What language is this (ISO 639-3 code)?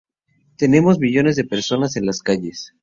spa